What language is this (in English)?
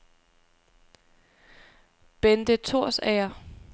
Danish